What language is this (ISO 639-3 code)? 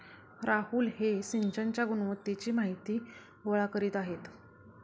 mar